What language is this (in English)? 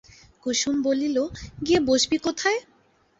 Bangla